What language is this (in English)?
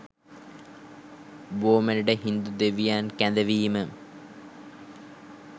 Sinhala